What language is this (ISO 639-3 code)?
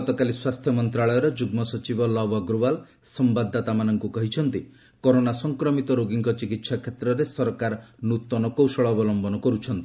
ori